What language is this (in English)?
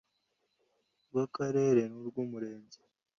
Kinyarwanda